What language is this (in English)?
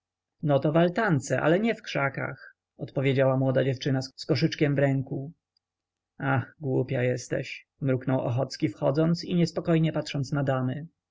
Polish